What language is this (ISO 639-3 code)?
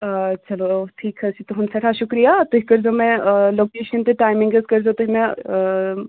kas